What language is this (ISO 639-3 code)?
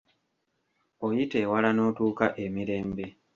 lug